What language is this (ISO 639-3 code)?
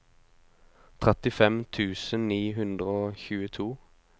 nor